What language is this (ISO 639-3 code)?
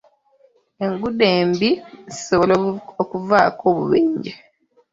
lug